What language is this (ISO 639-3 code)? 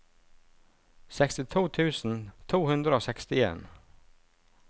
nor